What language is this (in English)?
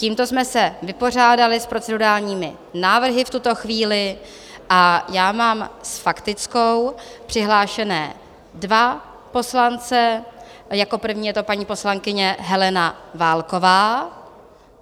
Czech